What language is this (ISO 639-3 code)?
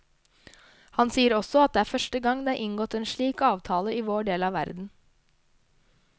nor